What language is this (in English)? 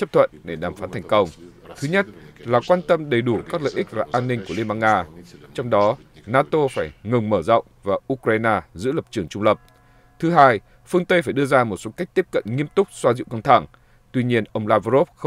Vietnamese